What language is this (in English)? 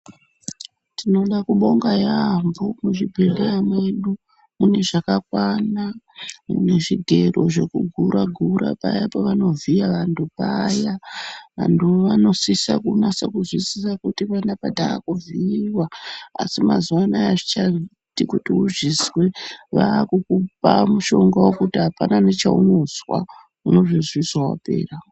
Ndau